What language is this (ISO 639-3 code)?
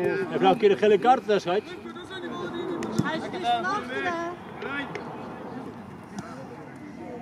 nld